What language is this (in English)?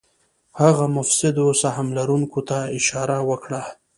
Pashto